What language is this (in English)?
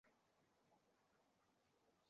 Uzbek